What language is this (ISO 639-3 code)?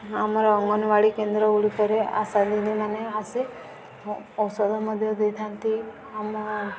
ori